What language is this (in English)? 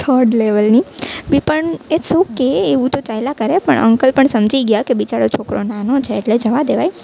Gujarati